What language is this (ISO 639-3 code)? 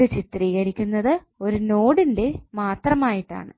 mal